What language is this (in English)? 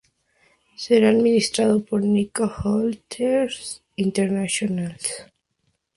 Spanish